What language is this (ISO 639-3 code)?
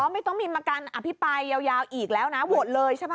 tha